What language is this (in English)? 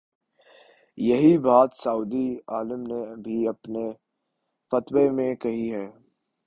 Urdu